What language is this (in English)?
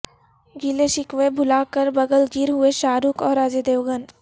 Urdu